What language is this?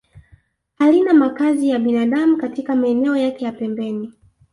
Swahili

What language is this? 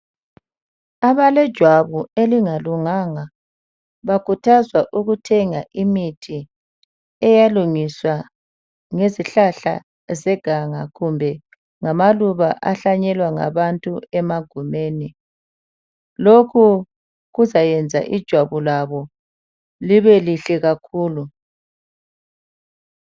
North Ndebele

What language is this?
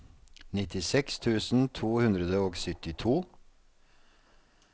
Norwegian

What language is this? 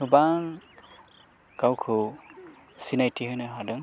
Bodo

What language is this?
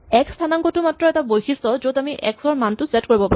Assamese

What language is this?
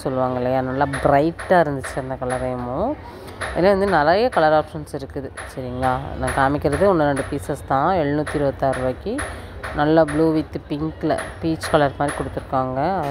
Tamil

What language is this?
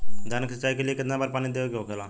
Bhojpuri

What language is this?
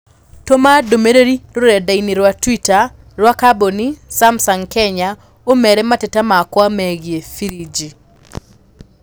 Kikuyu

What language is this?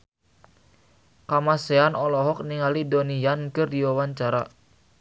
Sundanese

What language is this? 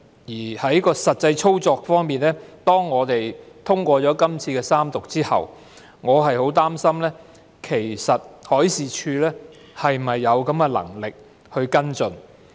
Cantonese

